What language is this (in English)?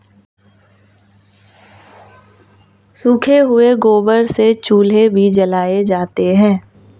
Hindi